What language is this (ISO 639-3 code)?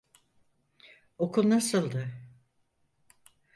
tur